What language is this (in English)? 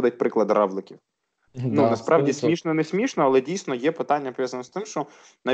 Ukrainian